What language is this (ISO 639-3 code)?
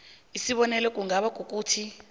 nbl